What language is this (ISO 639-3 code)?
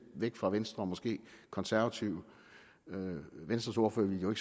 dan